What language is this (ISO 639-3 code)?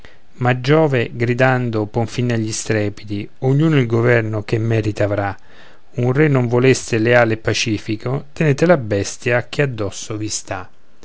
ita